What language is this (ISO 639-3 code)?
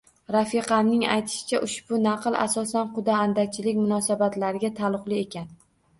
uzb